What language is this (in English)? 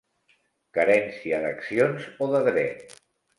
Catalan